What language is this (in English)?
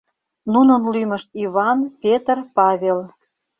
Mari